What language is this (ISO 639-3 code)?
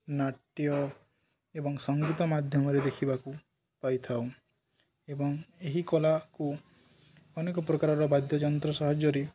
ori